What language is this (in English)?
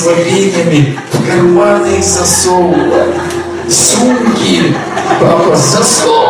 Russian